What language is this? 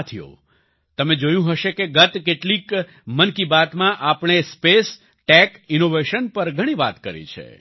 Gujarati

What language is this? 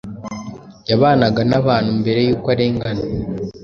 Kinyarwanda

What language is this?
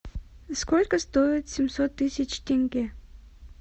Russian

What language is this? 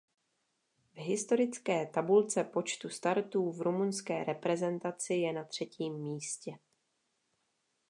Czech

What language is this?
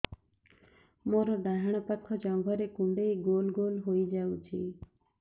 Odia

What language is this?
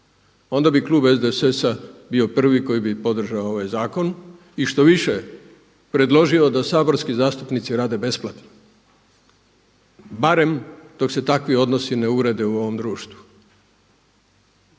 Croatian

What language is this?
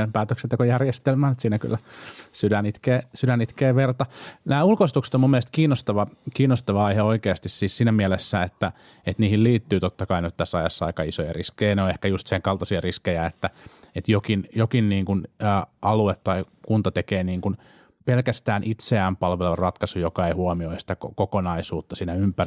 Finnish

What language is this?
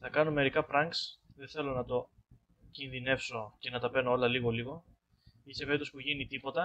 Greek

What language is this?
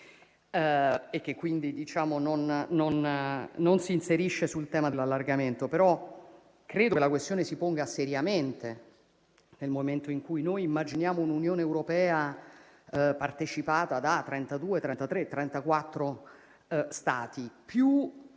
Italian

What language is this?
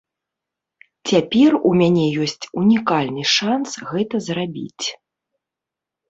Belarusian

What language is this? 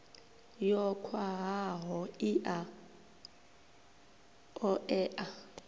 Venda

